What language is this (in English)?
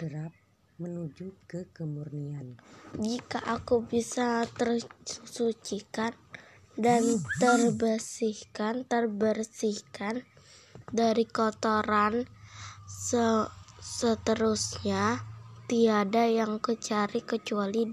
Indonesian